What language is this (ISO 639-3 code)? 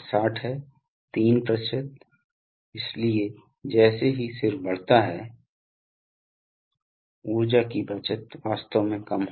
hin